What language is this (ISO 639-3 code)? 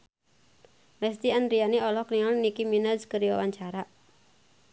sun